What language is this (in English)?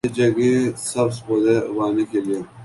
Urdu